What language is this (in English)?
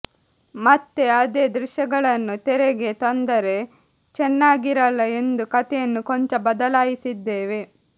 Kannada